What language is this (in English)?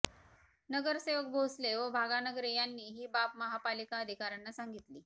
Marathi